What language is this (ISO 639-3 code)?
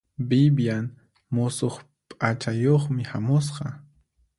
qxp